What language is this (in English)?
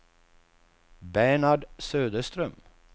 Swedish